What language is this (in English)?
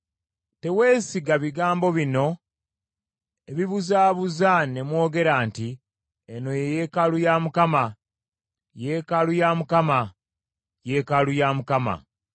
Ganda